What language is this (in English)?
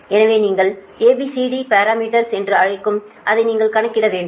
Tamil